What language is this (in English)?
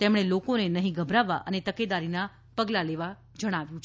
Gujarati